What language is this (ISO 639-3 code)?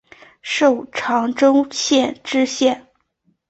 zho